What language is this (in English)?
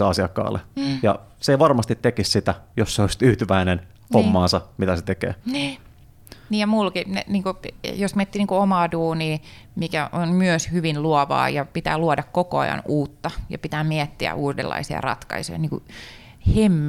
Finnish